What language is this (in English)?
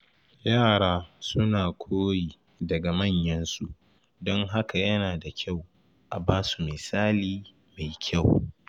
Hausa